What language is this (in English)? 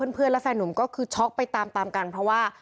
Thai